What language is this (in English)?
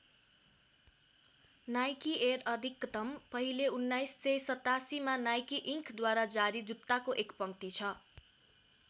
Nepali